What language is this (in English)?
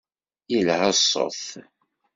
Kabyle